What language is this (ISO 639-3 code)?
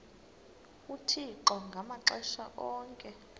xho